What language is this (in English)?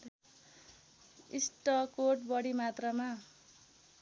Nepali